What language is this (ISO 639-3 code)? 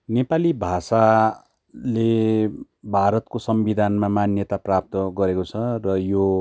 nep